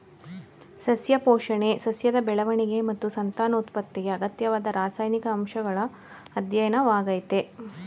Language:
Kannada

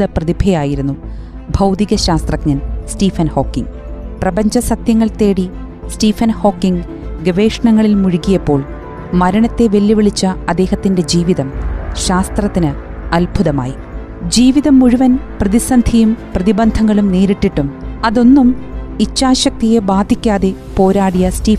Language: Malayalam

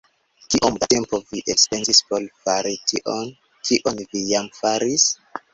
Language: Esperanto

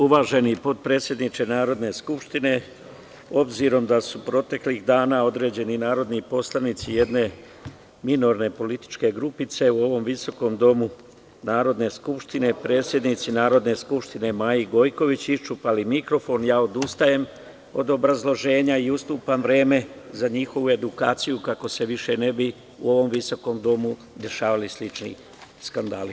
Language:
Serbian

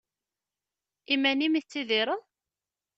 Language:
Kabyle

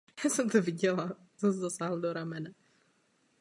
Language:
Czech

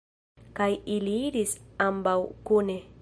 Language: Esperanto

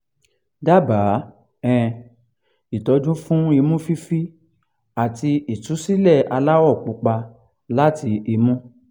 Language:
Yoruba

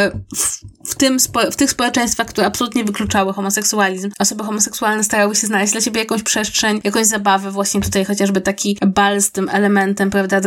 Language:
Polish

